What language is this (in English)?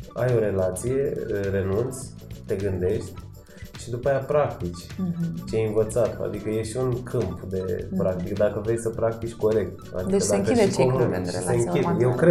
Romanian